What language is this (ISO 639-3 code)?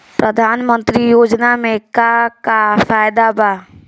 bho